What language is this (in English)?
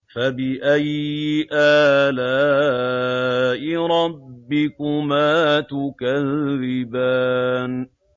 Arabic